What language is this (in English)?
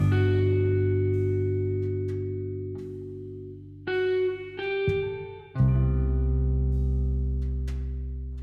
Hindi